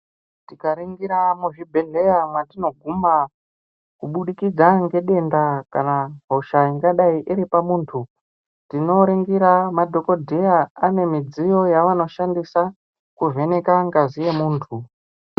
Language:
Ndau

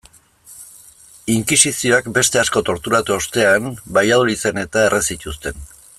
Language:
Basque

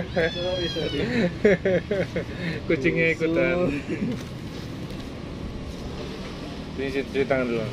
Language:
Indonesian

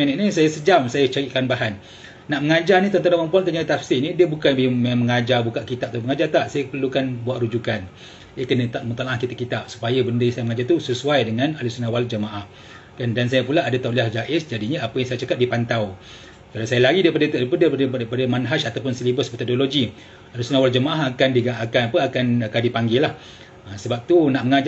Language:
Malay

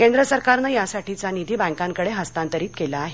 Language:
Marathi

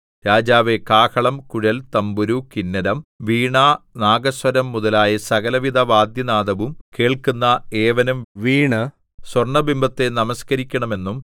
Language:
Malayalam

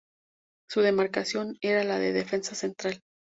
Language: Spanish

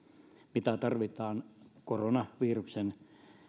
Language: Finnish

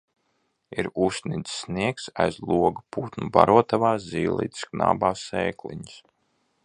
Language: Latvian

